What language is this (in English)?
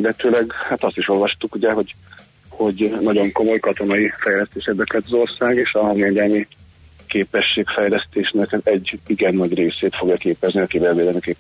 Hungarian